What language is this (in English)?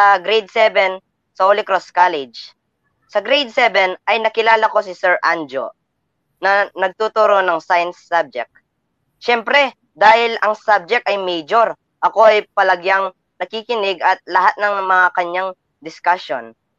Filipino